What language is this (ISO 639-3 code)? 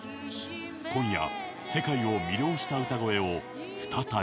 jpn